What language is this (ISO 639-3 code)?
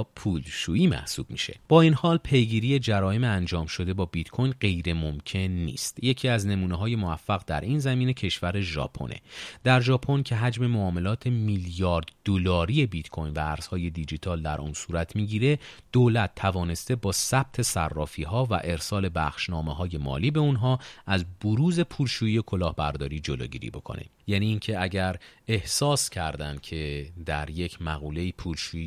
fas